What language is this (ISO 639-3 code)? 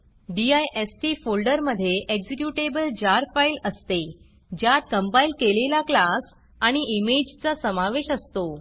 mar